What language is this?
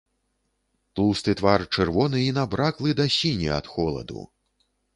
Belarusian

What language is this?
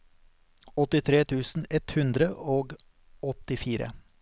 Norwegian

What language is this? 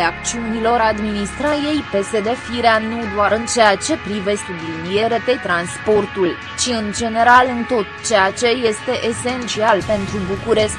Romanian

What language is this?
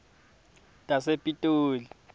Swati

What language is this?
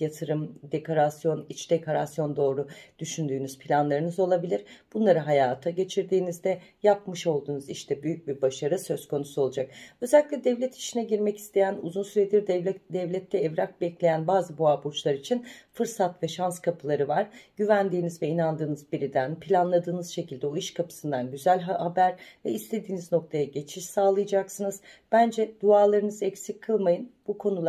Turkish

